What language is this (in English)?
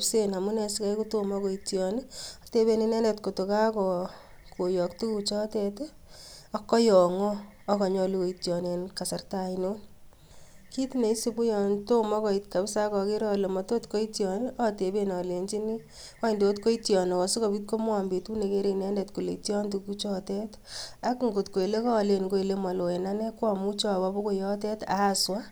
Kalenjin